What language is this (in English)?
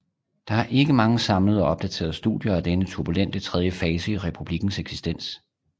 Danish